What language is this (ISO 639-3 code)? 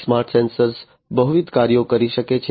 guj